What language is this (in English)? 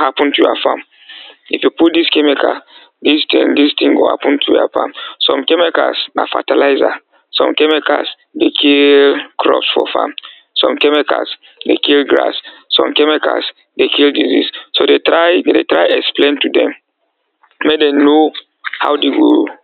Nigerian Pidgin